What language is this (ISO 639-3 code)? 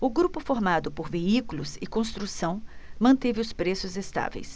por